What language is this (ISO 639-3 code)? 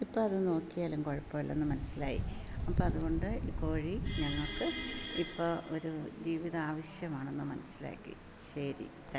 mal